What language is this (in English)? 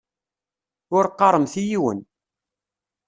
Kabyle